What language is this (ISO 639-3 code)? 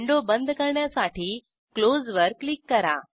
mar